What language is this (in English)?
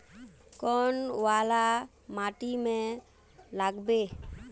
Magahi